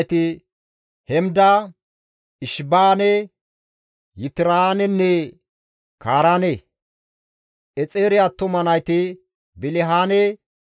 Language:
Gamo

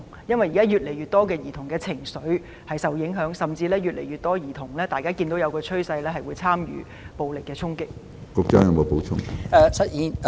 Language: Cantonese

